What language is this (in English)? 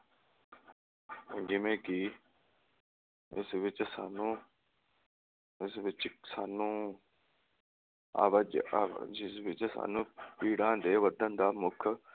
Punjabi